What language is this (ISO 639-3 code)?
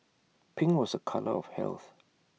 eng